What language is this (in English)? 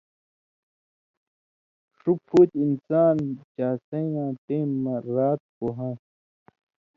Indus Kohistani